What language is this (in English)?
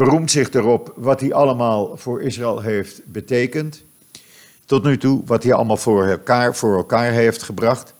Dutch